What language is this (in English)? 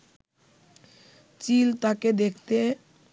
Bangla